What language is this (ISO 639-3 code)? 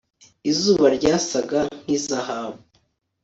kin